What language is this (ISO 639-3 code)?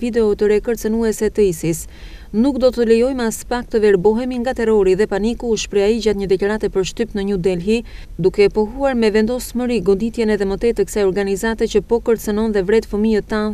ron